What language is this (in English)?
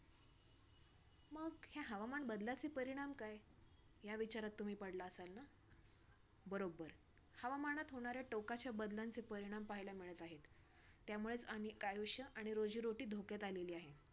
Marathi